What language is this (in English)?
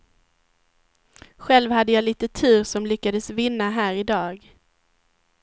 Swedish